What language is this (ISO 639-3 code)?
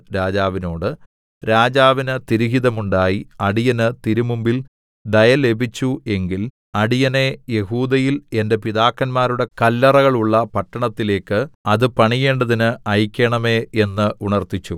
mal